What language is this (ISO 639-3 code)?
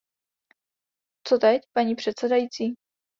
ces